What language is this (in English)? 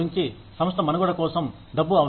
Telugu